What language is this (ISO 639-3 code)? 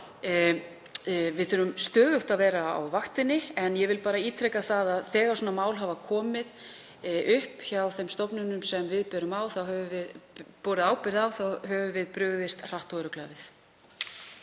isl